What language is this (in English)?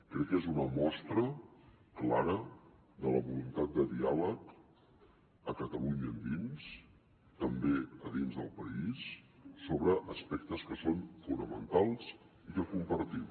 Catalan